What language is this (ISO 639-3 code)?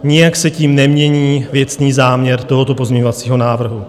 ces